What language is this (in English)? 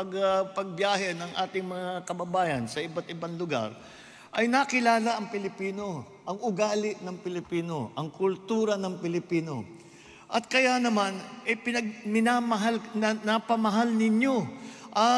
Filipino